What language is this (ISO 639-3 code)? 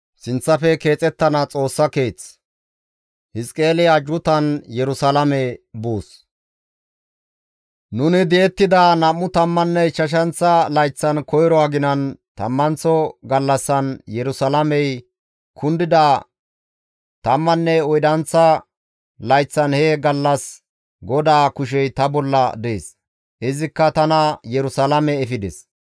gmv